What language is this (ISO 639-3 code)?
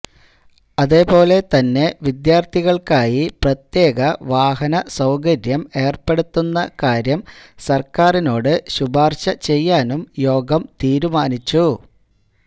mal